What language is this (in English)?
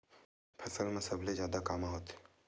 Chhattisgarhi